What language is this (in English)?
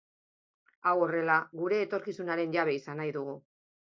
Basque